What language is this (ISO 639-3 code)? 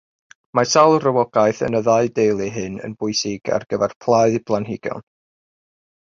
cym